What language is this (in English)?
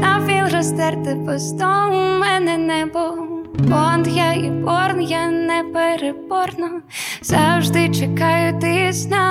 Ukrainian